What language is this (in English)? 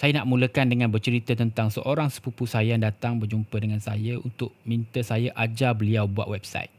Malay